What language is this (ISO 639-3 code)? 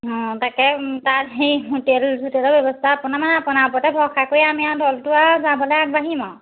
asm